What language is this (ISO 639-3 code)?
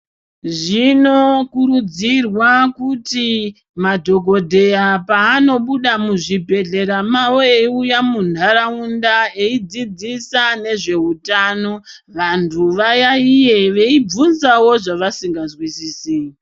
ndc